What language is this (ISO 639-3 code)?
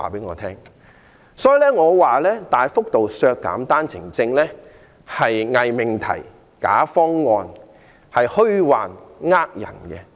yue